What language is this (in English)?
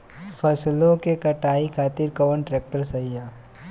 Bhojpuri